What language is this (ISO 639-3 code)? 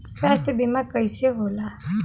bho